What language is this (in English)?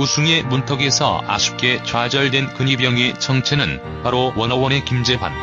Korean